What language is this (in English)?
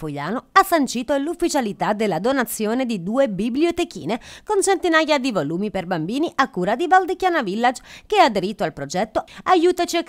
Italian